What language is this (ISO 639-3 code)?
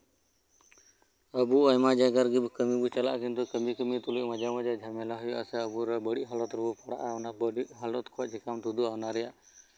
sat